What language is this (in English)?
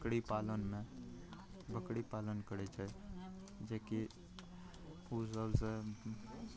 Maithili